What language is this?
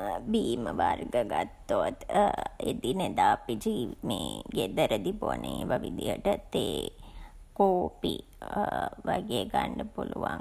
Sinhala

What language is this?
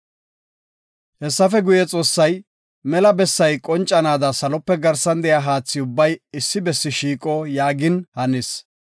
Gofa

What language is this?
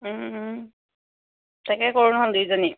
Assamese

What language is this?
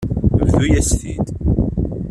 Kabyle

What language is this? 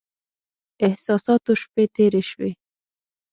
Pashto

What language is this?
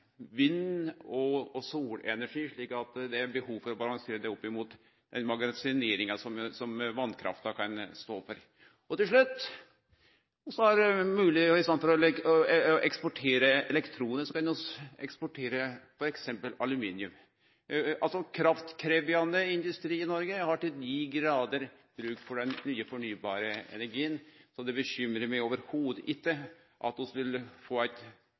Norwegian Nynorsk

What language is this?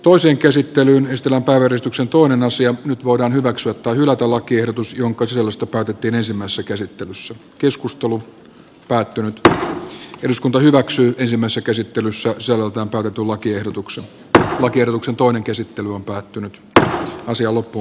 Finnish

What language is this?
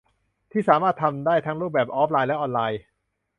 Thai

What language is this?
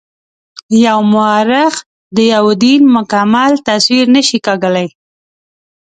Pashto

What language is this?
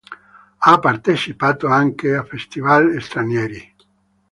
Italian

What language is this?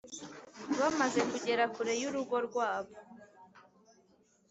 Kinyarwanda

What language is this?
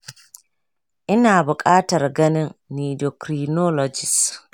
Hausa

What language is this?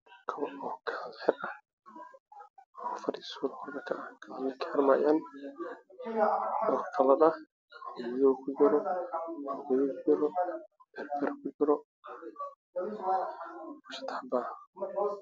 Somali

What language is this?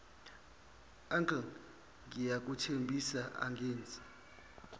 Zulu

